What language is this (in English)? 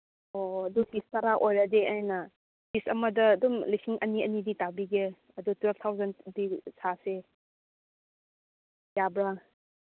Manipuri